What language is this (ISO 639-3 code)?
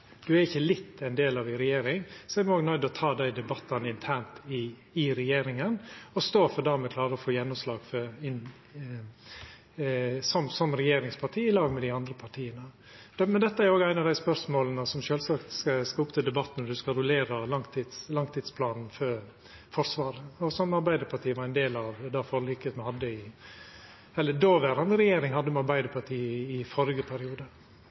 nor